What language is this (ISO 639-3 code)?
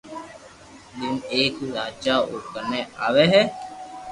lrk